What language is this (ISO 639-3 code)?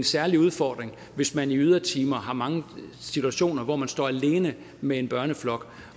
dan